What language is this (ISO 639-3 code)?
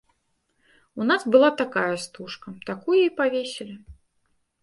bel